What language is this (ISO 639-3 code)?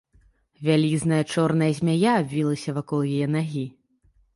bel